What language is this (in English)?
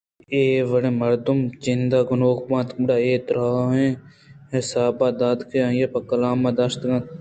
Eastern Balochi